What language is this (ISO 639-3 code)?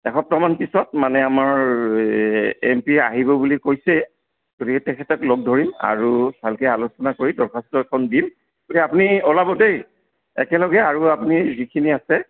asm